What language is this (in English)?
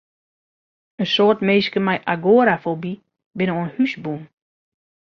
Western Frisian